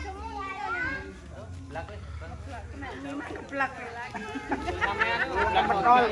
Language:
Indonesian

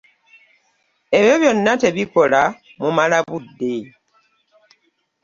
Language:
Ganda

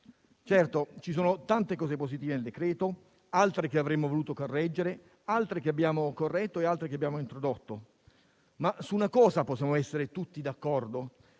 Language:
Italian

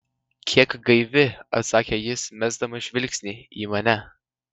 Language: Lithuanian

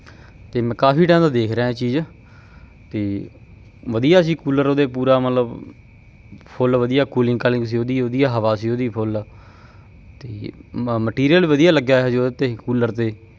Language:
Punjabi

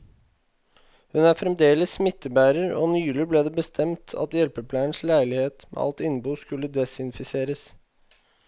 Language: Norwegian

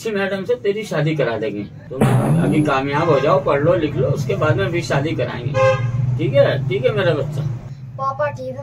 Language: Hindi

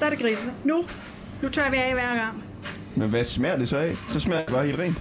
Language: Danish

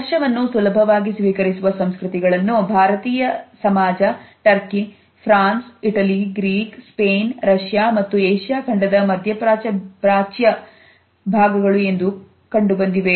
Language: Kannada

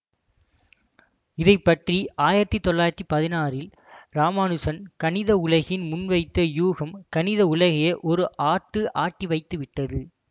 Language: Tamil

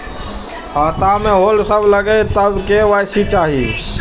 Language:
Maithili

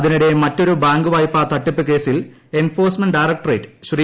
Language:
Malayalam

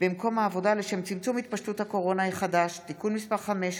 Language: Hebrew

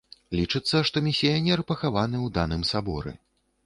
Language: Belarusian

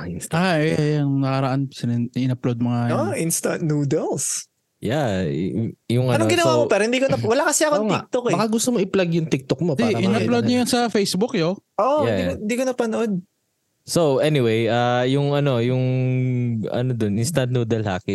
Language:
Filipino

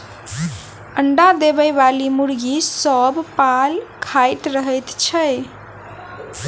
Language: Maithili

